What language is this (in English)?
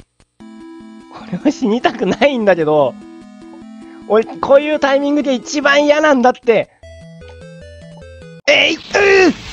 Japanese